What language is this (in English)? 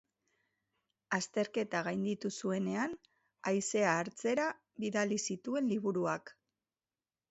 Basque